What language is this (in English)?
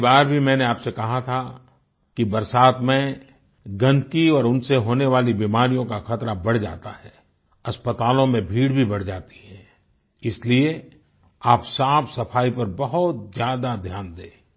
Hindi